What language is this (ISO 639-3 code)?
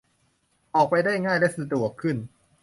tha